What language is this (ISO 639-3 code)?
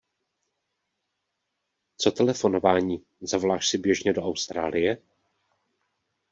ces